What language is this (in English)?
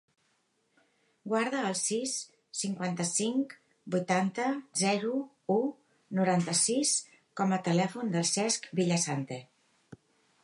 Catalan